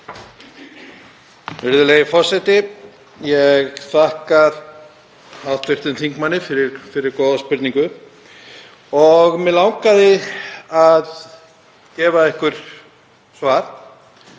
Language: Icelandic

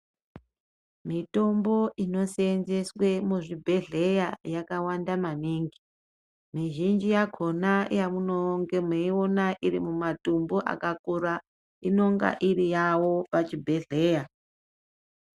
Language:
Ndau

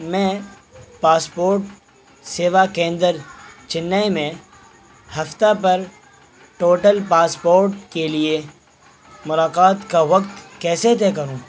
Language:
Urdu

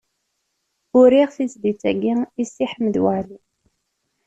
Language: Kabyle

